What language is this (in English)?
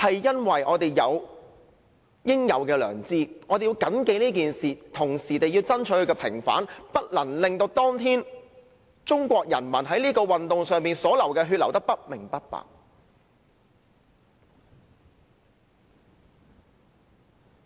Cantonese